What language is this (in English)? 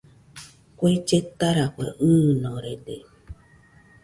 Nüpode Huitoto